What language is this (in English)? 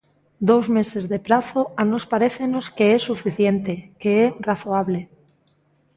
Galician